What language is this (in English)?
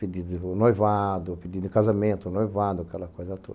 Portuguese